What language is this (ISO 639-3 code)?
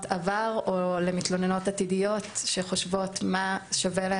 heb